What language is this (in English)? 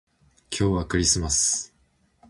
Japanese